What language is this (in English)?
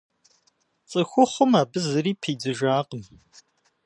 Kabardian